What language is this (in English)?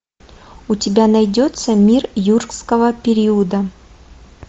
Russian